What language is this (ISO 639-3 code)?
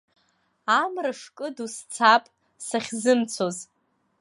abk